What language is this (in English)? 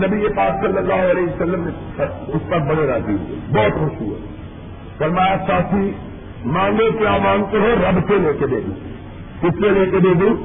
Urdu